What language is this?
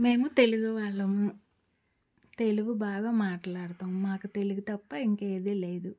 Telugu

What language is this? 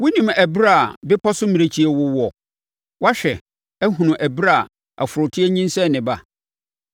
Akan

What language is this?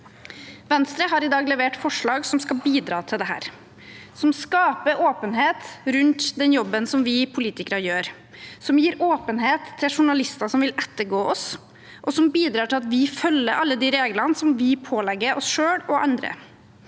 Norwegian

